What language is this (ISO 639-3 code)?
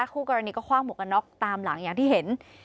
tha